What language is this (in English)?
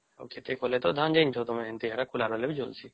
Odia